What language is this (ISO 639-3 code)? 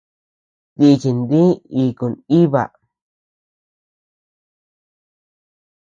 cux